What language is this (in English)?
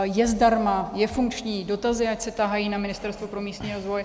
Czech